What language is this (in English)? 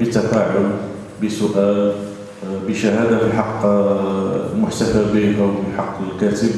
Arabic